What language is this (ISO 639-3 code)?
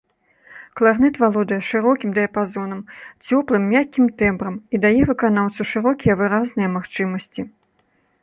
bel